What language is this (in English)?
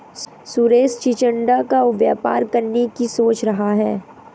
Hindi